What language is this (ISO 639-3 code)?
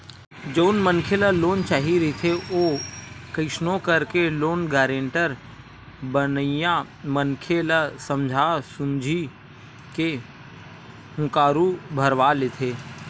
hne